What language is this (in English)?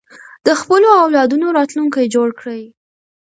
Pashto